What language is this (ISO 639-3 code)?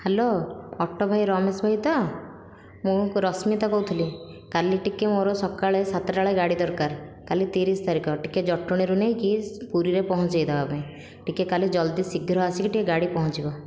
ori